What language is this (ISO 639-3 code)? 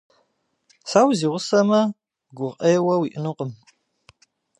kbd